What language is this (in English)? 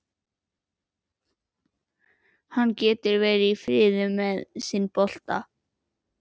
Icelandic